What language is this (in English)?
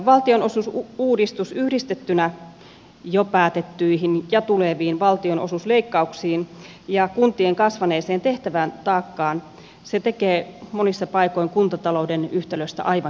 Finnish